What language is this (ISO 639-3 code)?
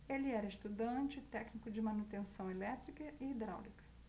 por